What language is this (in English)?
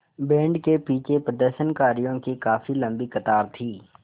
Hindi